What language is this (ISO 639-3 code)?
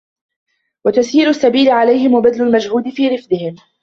ara